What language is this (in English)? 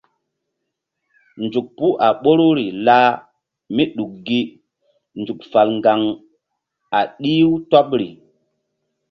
Mbum